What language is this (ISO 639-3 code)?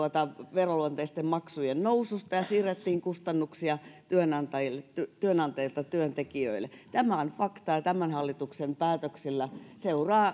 fin